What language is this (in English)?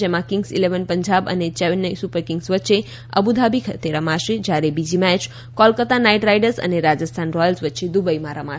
Gujarati